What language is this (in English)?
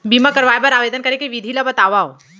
Chhattisgarhi